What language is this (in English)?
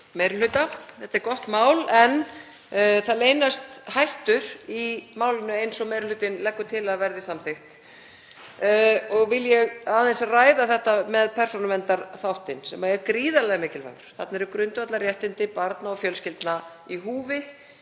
Icelandic